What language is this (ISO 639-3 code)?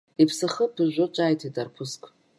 abk